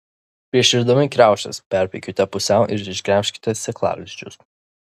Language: Lithuanian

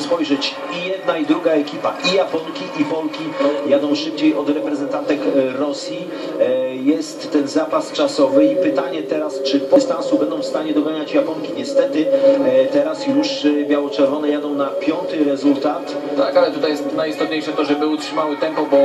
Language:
Polish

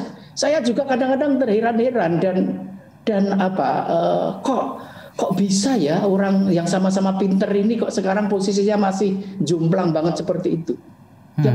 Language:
Indonesian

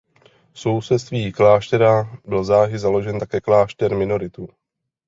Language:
Czech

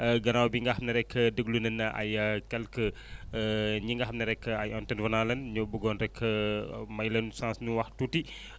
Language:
Wolof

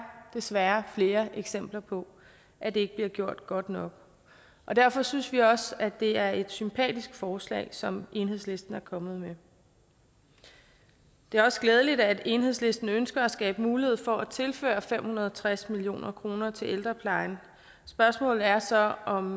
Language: Danish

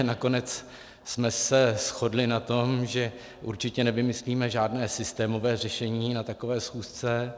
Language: Czech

